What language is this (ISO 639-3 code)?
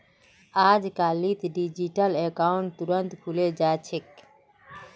mag